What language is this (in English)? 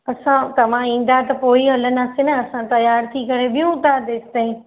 Sindhi